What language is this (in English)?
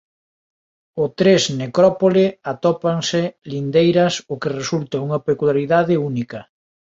Galician